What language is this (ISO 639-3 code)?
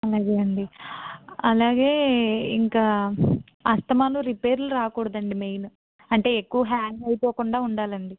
tel